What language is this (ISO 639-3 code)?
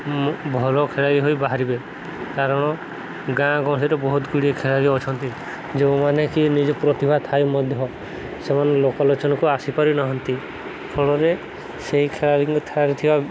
ori